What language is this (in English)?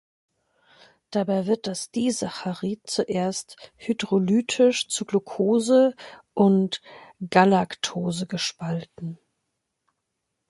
German